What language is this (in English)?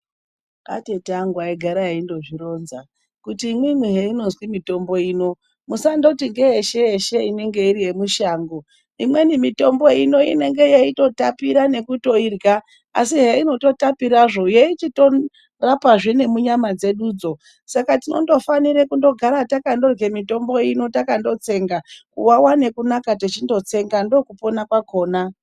Ndau